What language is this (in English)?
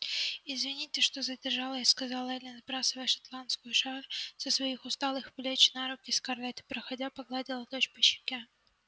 Russian